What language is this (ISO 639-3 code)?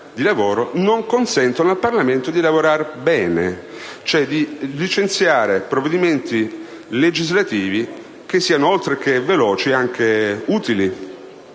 ita